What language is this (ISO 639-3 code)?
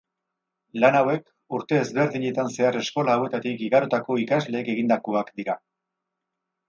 eus